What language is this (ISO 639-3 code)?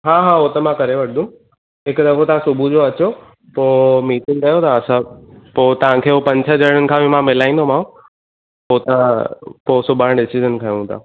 snd